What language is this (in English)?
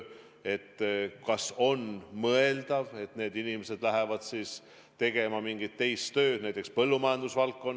Estonian